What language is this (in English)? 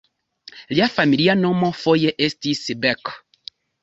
Esperanto